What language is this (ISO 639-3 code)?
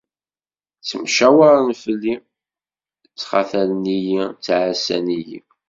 kab